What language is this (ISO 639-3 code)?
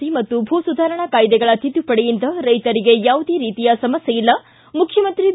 kan